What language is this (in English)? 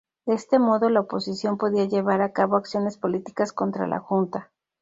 Spanish